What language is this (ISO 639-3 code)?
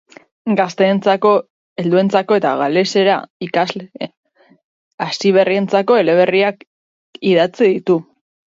eus